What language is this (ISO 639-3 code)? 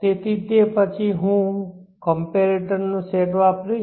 guj